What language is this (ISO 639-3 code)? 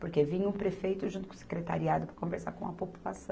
por